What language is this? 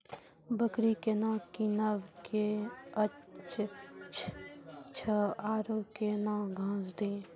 Maithili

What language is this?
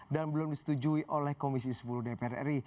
Indonesian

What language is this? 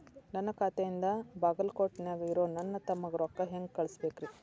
Kannada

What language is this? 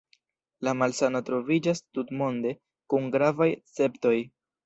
Esperanto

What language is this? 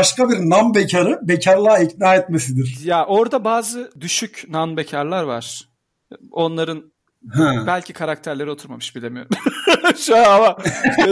Turkish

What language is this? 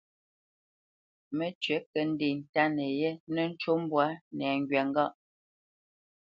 Bamenyam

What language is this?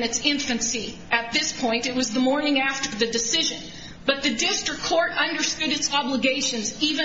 English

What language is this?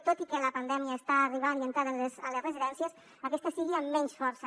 Catalan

